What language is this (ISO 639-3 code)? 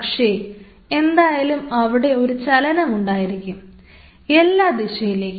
mal